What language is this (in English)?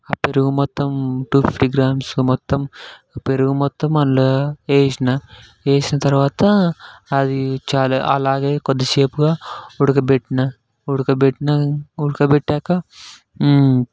Telugu